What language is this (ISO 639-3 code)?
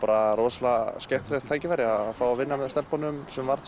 isl